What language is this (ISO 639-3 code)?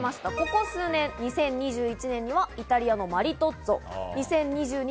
jpn